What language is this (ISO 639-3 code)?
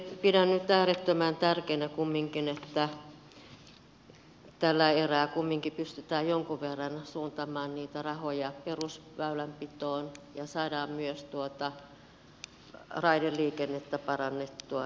fin